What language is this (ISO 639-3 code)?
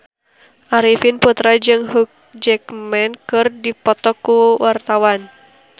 sun